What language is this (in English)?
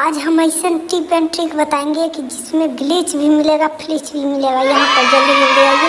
German